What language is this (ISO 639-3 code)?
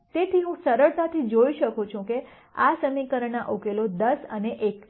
guj